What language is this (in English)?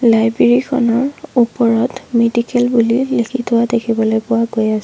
Assamese